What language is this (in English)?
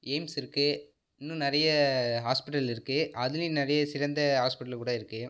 Tamil